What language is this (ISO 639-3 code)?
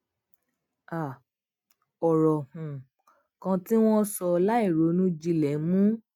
yor